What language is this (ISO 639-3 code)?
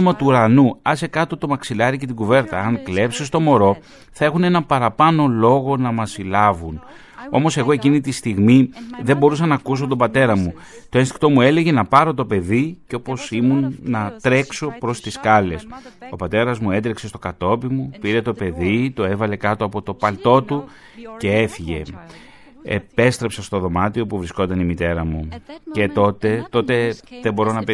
ell